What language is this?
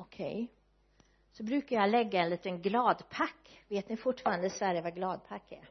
Swedish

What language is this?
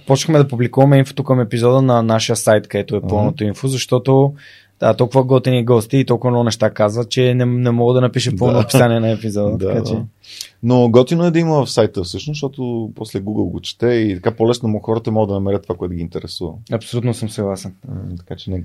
Bulgarian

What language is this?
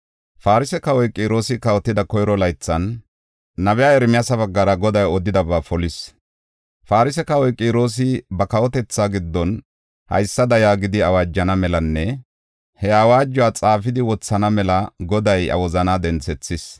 Gofa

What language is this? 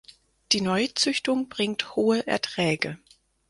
German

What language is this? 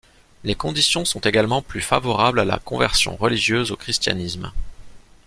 French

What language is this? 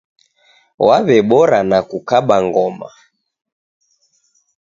Taita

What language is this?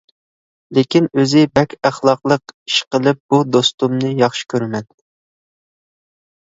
Uyghur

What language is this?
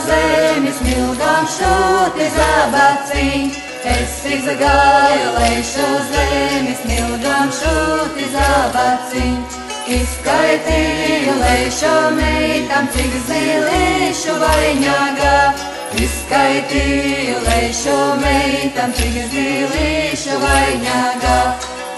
Bulgarian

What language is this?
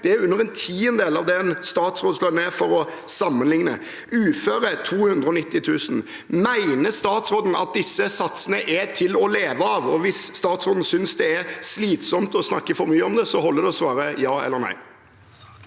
Norwegian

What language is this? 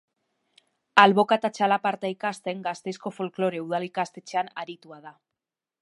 Basque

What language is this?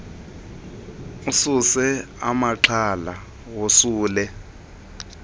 Xhosa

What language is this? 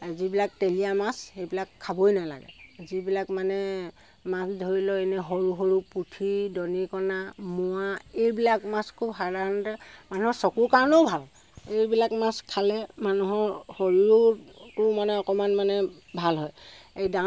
Assamese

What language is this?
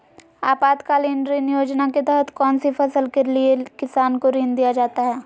Magahi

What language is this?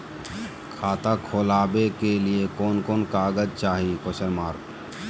Magahi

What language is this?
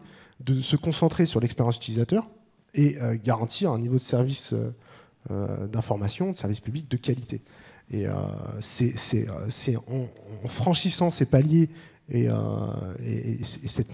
French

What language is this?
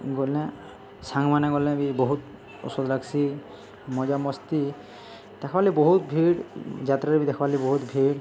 Odia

